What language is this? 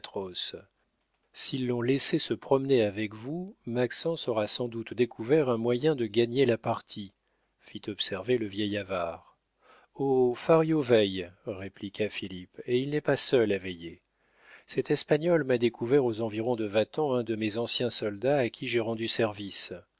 French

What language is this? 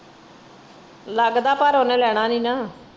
Punjabi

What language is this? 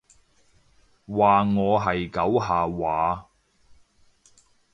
Cantonese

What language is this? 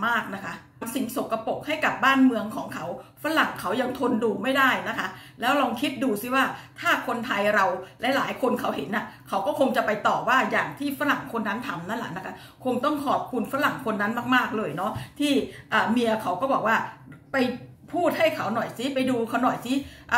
Thai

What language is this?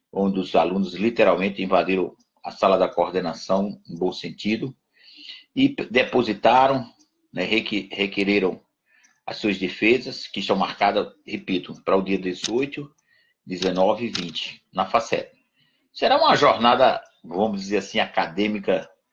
Portuguese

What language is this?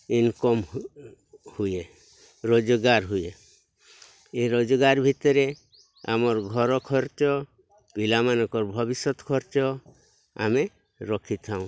Odia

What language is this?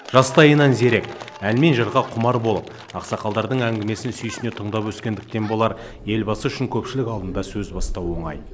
Kazakh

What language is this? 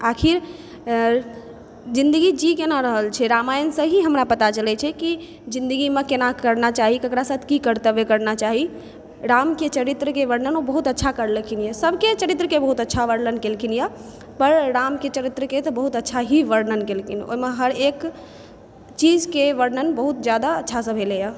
Maithili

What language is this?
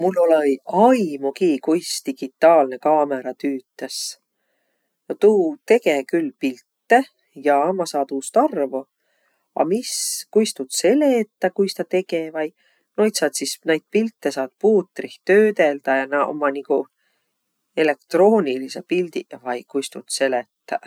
Võro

